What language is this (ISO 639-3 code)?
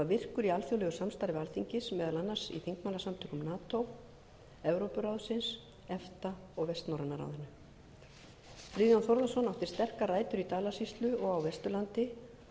isl